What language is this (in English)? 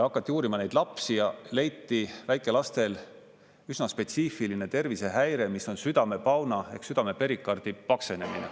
Estonian